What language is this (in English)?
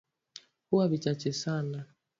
Swahili